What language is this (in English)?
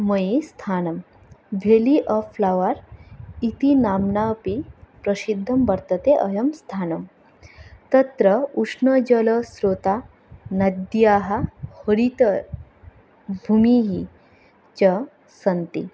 Sanskrit